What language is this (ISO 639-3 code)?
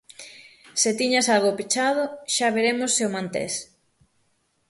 glg